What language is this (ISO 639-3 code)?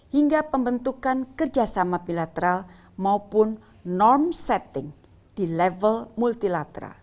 ind